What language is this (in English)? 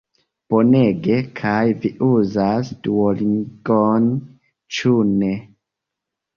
Esperanto